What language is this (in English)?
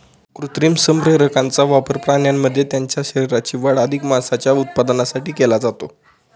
Marathi